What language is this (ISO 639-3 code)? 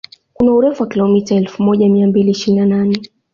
swa